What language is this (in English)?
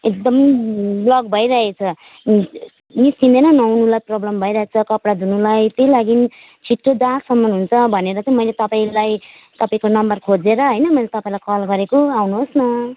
Nepali